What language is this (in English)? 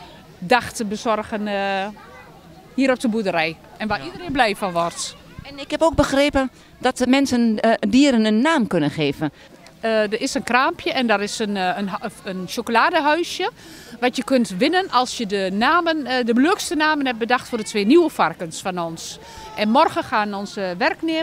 Dutch